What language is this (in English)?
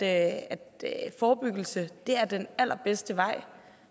Danish